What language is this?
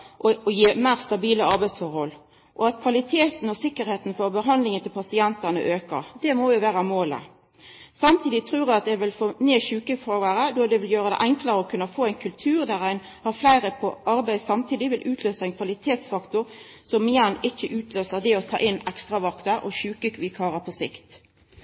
Norwegian Nynorsk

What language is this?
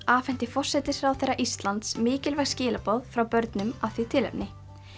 Icelandic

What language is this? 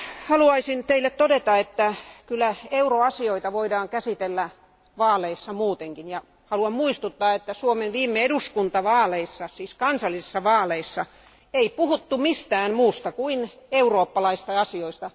Finnish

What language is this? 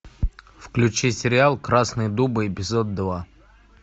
Russian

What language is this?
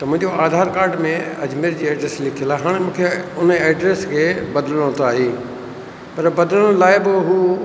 Sindhi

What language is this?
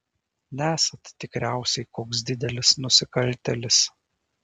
Lithuanian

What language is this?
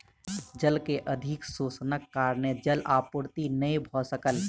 Maithili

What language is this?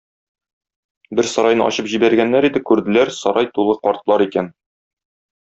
Tatar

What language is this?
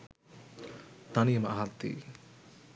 Sinhala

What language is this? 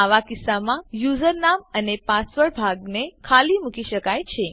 Gujarati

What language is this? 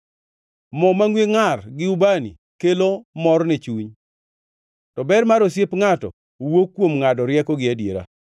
Luo (Kenya and Tanzania)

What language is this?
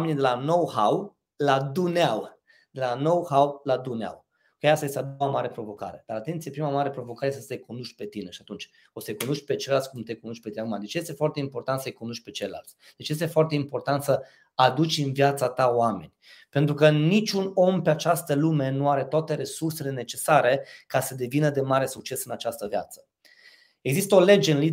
Romanian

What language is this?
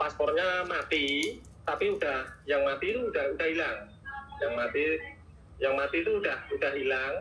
Indonesian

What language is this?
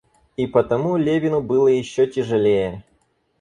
Russian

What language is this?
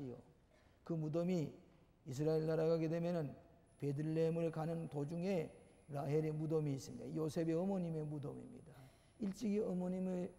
Korean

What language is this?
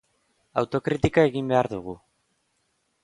Basque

